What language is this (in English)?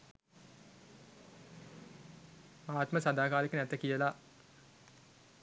Sinhala